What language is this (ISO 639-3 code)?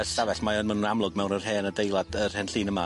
cym